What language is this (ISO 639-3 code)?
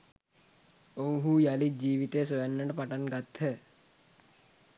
sin